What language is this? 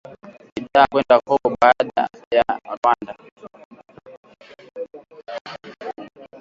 Swahili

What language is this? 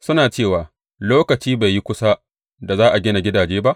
Hausa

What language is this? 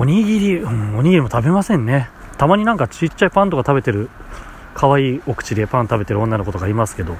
Japanese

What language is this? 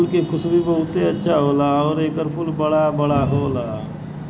Bhojpuri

